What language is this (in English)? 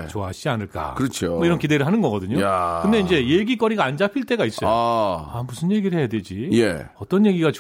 Korean